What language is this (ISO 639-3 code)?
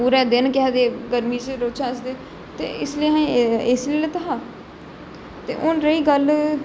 doi